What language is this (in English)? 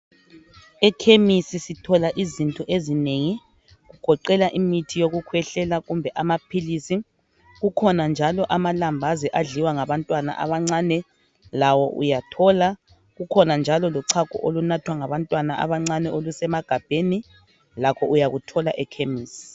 North Ndebele